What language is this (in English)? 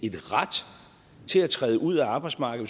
Danish